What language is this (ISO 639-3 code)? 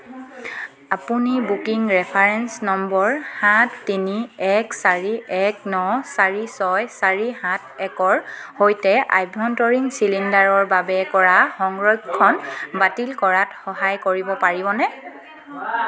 asm